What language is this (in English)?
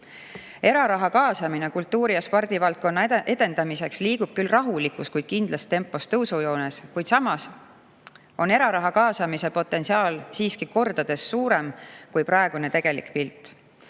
Estonian